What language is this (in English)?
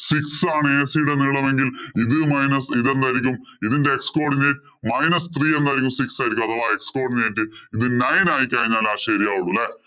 Malayalam